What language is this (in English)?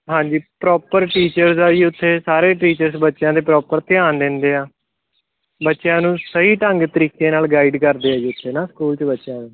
Punjabi